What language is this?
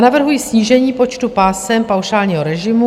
Czech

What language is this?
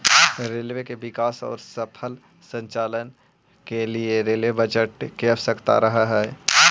Magahi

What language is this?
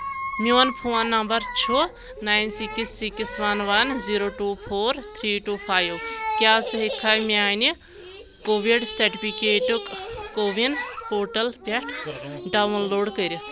Kashmiri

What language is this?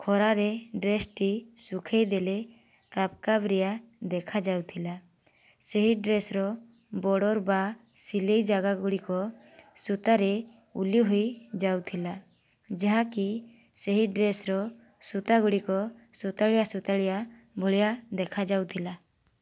Odia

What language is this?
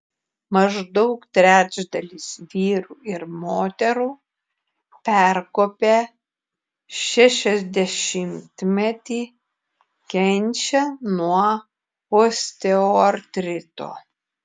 Lithuanian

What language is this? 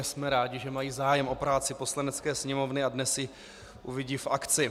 Czech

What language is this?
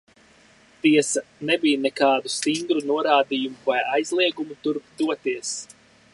Latvian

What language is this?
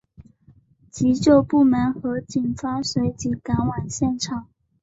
Chinese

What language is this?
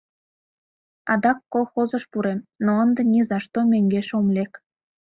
Mari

